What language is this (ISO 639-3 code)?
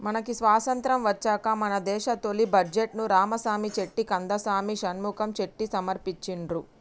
tel